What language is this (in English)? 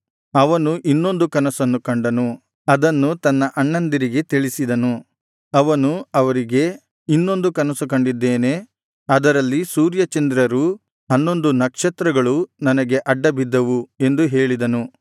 Kannada